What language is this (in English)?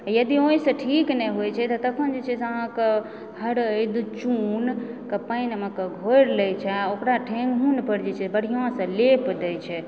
Maithili